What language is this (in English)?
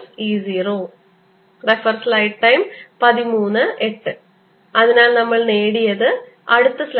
Malayalam